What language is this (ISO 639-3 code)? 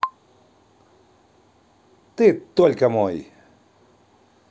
rus